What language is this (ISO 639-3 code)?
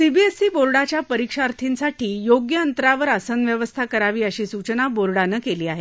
mar